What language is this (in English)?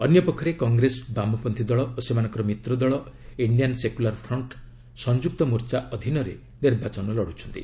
Odia